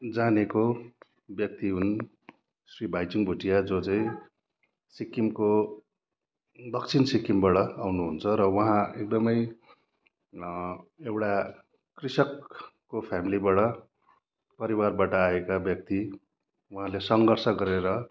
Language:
Nepali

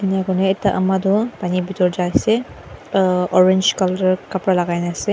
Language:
Naga Pidgin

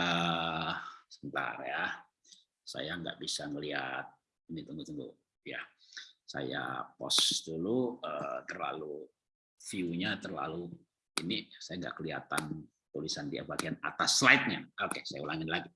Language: Indonesian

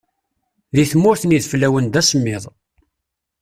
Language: Kabyle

